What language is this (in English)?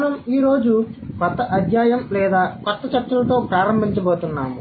Telugu